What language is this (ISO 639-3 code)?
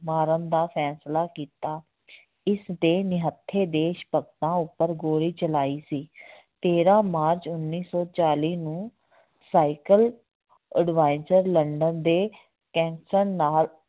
pan